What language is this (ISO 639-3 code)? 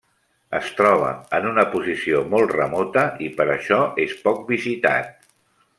cat